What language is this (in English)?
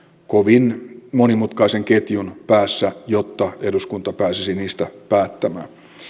Finnish